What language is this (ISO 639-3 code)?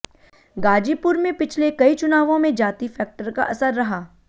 hin